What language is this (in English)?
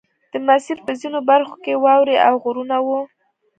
Pashto